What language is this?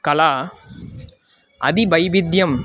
Sanskrit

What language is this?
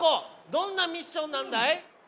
Japanese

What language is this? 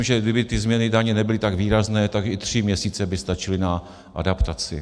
Czech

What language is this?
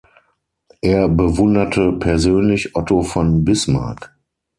German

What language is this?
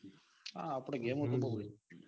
Gujarati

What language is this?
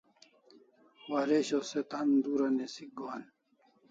Kalasha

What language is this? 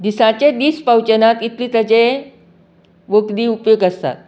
Konkani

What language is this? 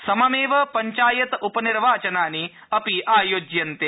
Sanskrit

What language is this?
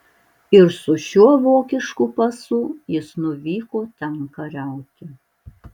Lithuanian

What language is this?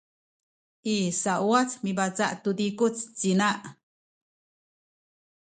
Sakizaya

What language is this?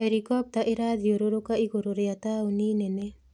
Kikuyu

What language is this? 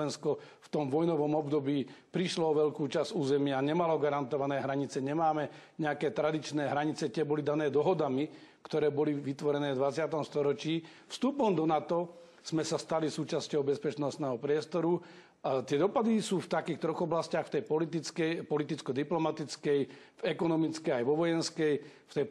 Czech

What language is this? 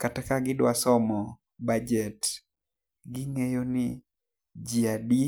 Luo (Kenya and Tanzania)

